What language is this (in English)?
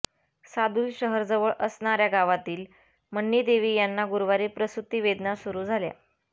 Marathi